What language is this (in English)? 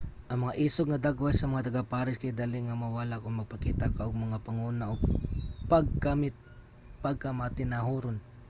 Cebuano